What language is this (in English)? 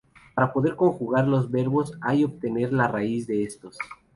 Spanish